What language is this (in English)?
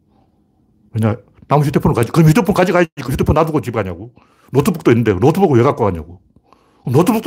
Korean